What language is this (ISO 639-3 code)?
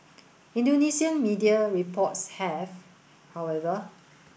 eng